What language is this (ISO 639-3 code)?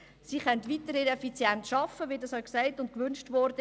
gsw